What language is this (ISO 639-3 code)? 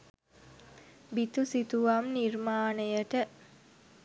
sin